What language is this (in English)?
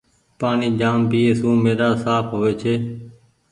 Goaria